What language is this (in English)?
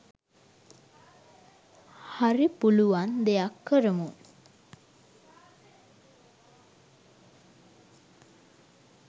Sinhala